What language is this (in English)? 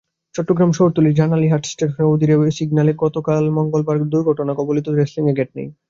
Bangla